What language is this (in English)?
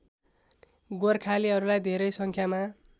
Nepali